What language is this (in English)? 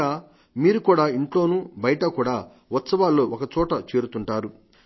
Telugu